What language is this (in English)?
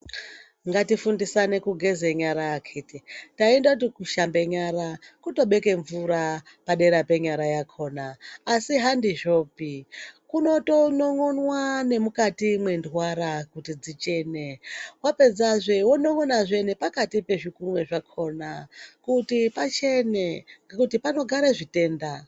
Ndau